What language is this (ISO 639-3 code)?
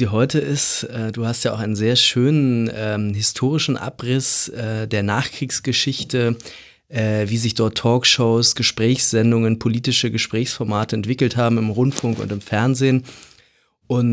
deu